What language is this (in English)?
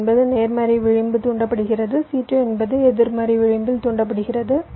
Tamil